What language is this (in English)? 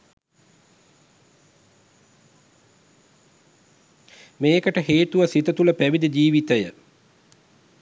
Sinhala